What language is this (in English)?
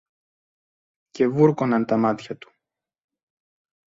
Greek